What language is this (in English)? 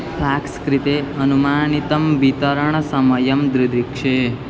Sanskrit